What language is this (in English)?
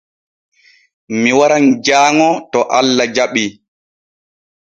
Borgu Fulfulde